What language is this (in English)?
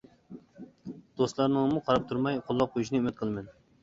Uyghur